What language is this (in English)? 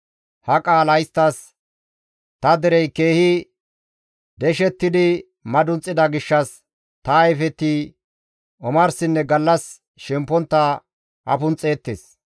Gamo